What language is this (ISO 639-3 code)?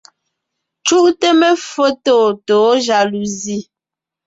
nnh